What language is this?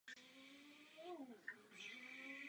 Czech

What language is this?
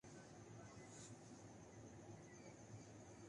Urdu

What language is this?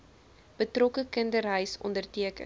Afrikaans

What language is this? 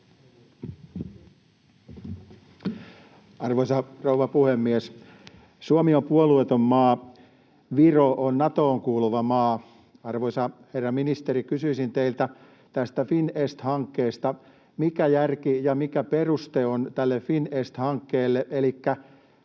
Finnish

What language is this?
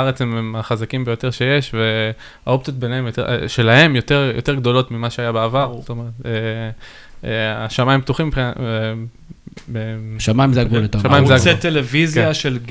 Hebrew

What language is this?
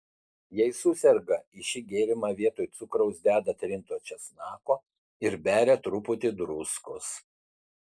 Lithuanian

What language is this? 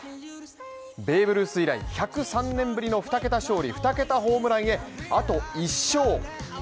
Japanese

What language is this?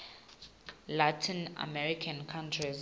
Swati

